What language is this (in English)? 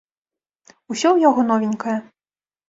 Belarusian